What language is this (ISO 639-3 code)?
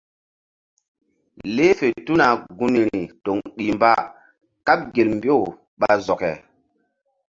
mdd